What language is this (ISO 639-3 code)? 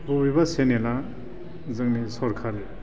brx